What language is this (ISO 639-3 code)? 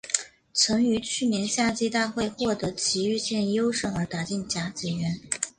zho